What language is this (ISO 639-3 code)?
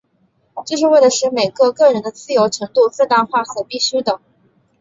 zho